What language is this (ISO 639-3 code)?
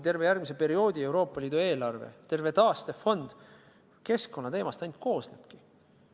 est